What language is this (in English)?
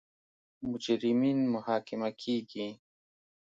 Pashto